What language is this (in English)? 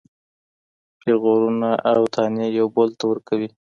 Pashto